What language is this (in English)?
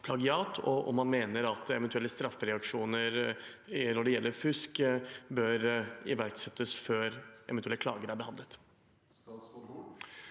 Norwegian